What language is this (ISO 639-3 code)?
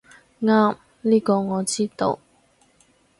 yue